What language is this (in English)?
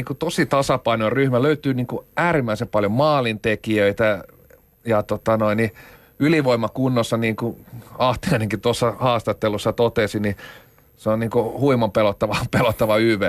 Finnish